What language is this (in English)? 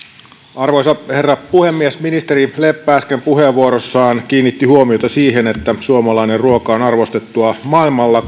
Finnish